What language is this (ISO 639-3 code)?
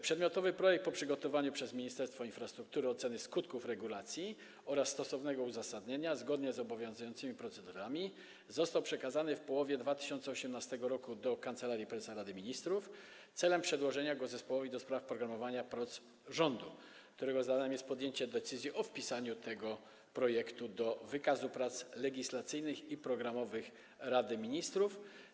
pol